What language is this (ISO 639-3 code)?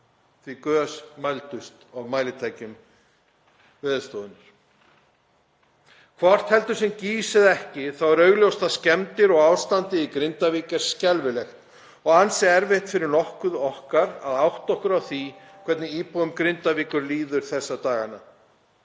isl